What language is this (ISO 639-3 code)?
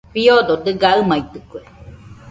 hux